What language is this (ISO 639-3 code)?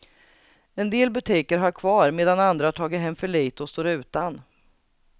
swe